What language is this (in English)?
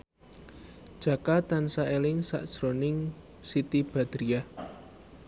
Javanese